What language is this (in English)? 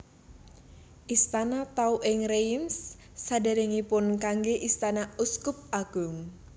Javanese